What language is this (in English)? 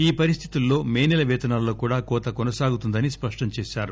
Telugu